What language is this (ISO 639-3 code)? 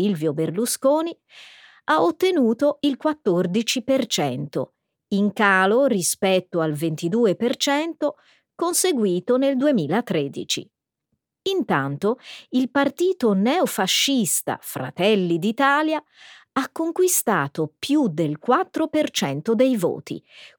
ita